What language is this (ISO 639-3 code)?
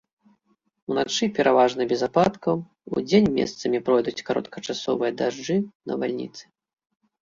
bel